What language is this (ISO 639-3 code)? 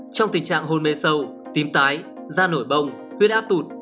vie